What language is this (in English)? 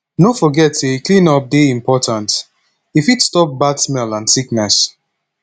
Nigerian Pidgin